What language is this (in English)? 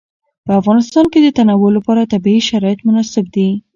Pashto